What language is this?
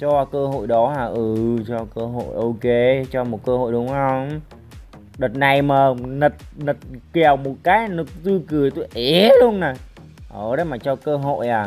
Vietnamese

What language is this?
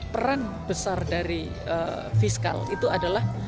Indonesian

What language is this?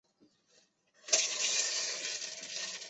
Chinese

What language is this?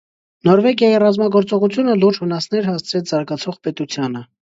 Armenian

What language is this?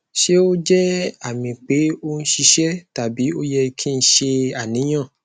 Yoruba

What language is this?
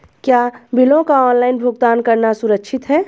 Hindi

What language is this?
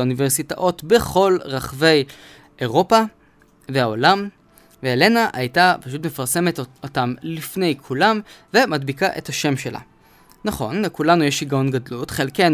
Hebrew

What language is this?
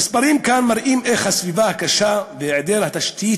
Hebrew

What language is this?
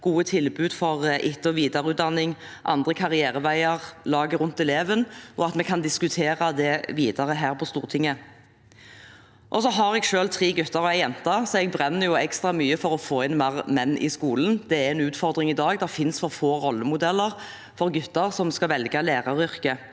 Norwegian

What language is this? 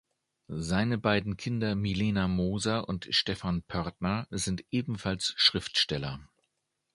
German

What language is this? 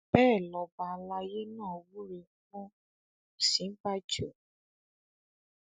Yoruba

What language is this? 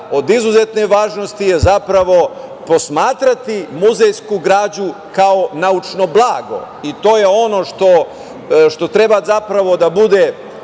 Serbian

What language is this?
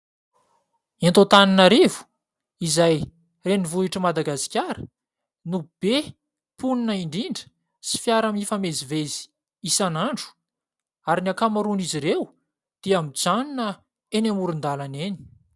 Malagasy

